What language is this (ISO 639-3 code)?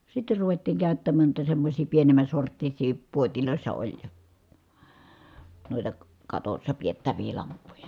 fin